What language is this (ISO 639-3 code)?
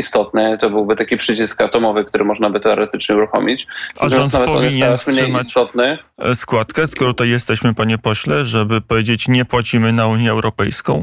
pol